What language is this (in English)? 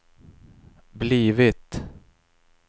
Swedish